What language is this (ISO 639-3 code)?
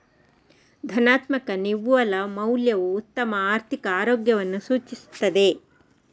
kan